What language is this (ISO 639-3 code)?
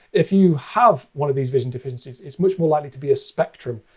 eng